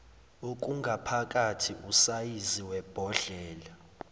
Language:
Zulu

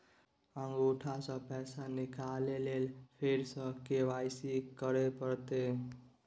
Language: Maithili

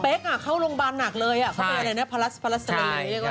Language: Thai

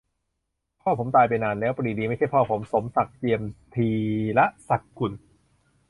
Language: Thai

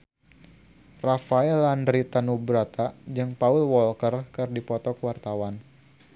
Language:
Sundanese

